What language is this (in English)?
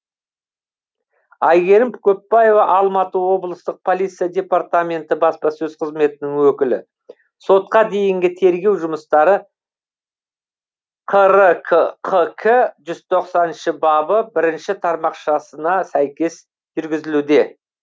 Kazakh